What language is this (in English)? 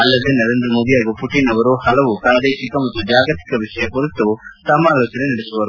Kannada